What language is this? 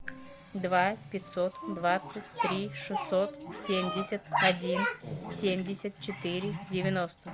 Russian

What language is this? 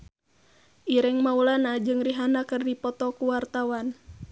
Sundanese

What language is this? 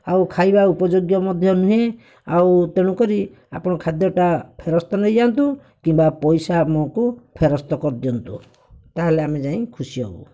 Odia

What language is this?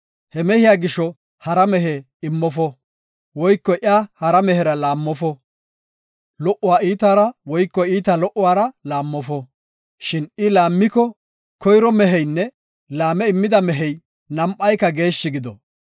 Gofa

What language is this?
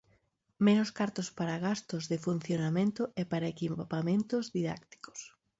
Galician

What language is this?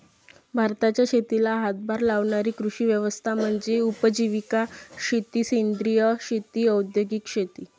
Marathi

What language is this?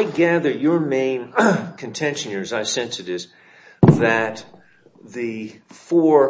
English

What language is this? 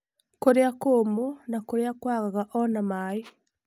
Kikuyu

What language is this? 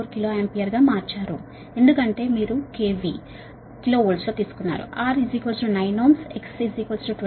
Telugu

